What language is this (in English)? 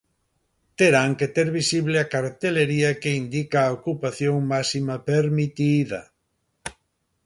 Galician